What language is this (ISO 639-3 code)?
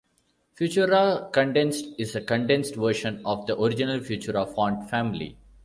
eng